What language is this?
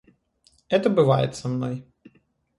Russian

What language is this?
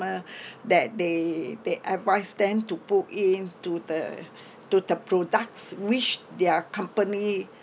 English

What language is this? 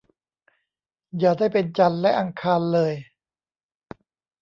Thai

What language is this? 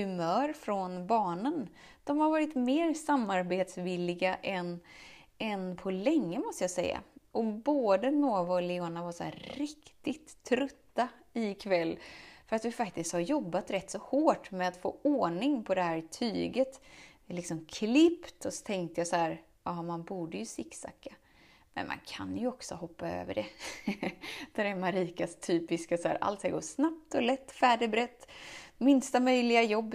Swedish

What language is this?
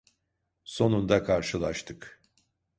Turkish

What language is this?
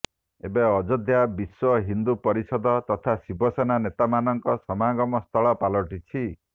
Odia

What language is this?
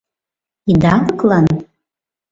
Mari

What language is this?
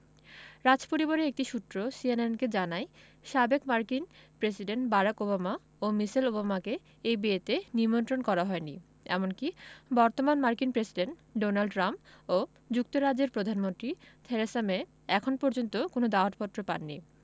Bangla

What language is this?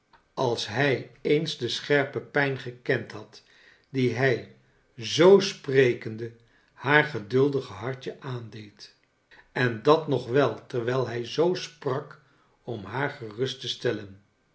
Dutch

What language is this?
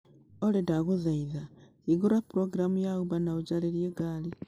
Kikuyu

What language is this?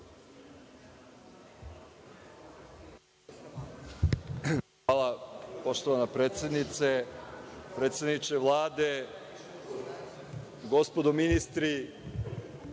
Serbian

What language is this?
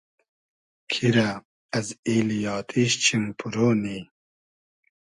Hazaragi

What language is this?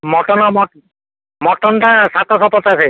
Odia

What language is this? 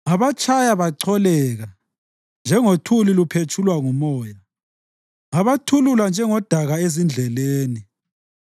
North Ndebele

